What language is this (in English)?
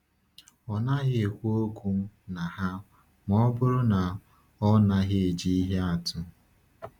Igbo